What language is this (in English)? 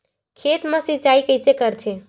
Chhattisgarhi